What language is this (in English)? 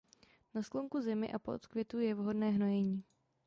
Czech